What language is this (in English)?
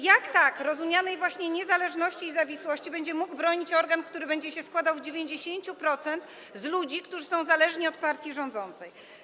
Polish